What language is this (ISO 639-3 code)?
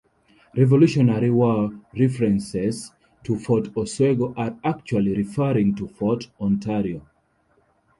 eng